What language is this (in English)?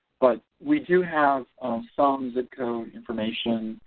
English